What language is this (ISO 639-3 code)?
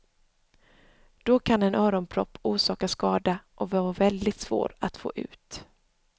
swe